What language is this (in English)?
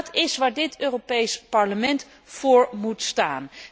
Dutch